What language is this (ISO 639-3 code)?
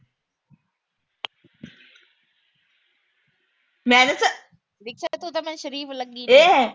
pan